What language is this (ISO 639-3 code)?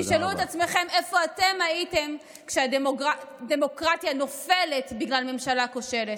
heb